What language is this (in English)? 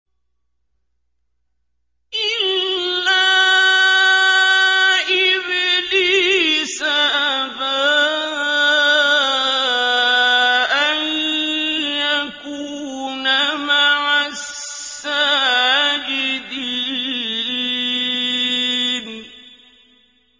Arabic